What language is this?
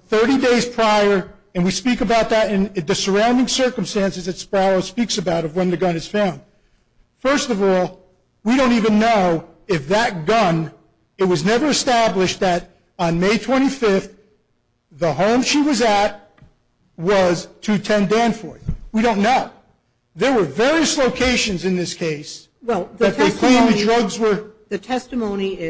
English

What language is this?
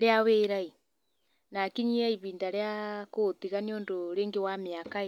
Kikuyu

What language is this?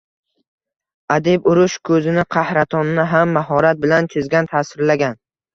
Uzbek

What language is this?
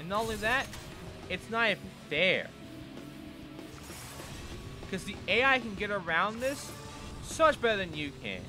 English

